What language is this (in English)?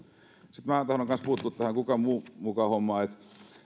Finnish